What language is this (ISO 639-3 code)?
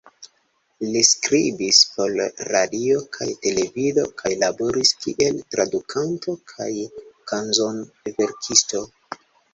epo